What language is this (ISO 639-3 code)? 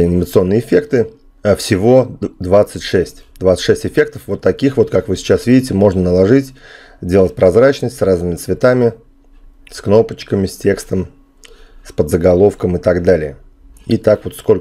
rus